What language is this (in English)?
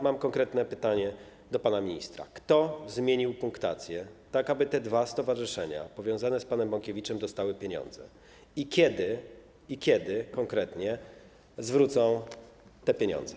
Polish